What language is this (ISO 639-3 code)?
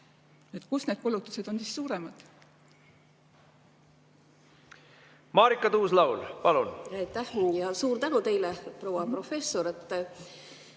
est